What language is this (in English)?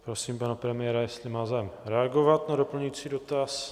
Czech